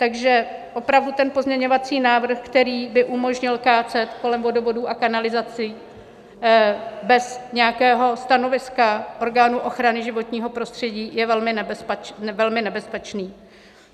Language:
Czech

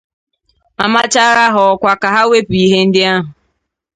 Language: Igbo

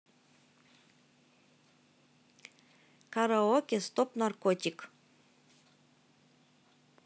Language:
Russian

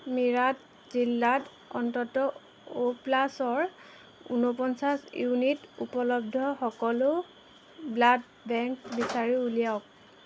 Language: Assamese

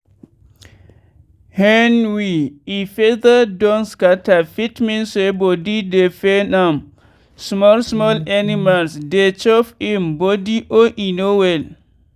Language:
Nigerian Pidgin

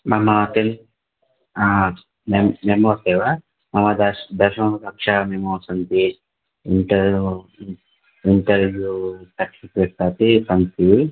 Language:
Sanskrit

